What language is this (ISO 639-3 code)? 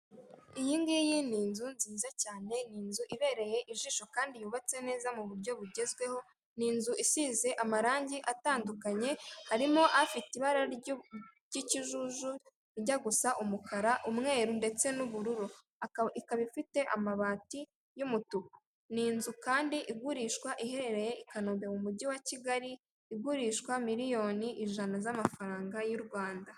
kin